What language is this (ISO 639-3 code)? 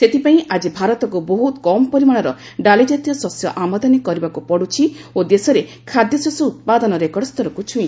ori